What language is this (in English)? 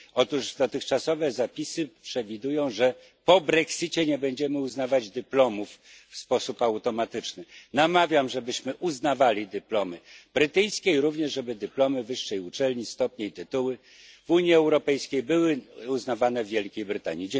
Polish